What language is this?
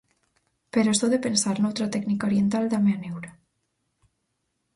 Galician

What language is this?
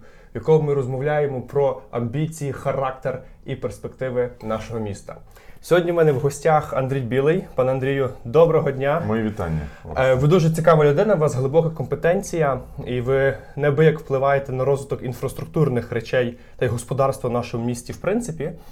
Ukrainian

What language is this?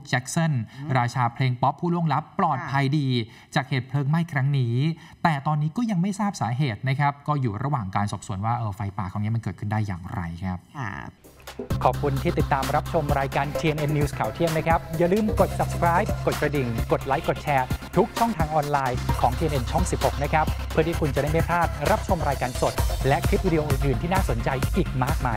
Thai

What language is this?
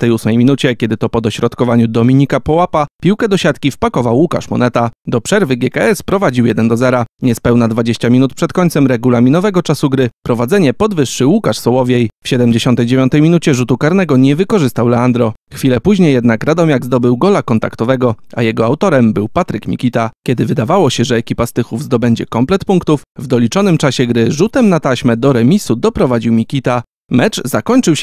Polish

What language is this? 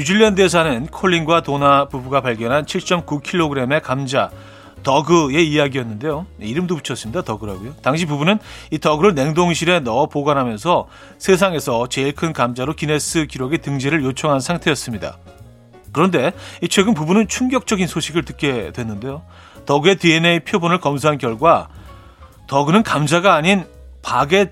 Korean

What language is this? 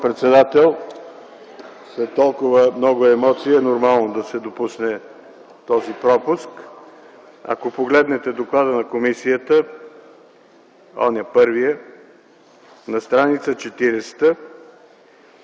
Bulgarian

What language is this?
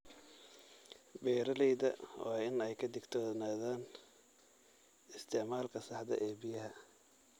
Somali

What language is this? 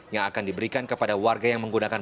Indonesian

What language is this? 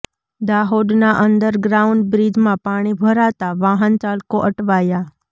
Gujarati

